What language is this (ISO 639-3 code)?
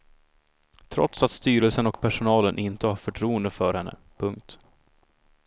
swe